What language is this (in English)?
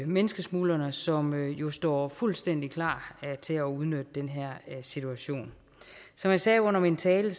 Danish